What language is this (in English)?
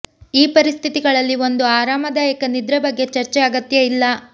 Kannada